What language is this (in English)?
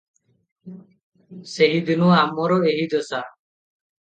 Odia